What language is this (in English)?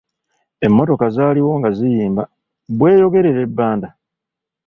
Ganda